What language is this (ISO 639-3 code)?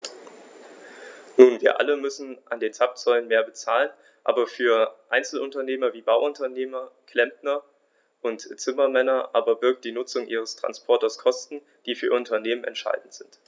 deu